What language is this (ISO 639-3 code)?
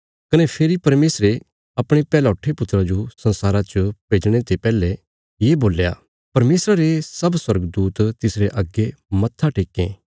kfs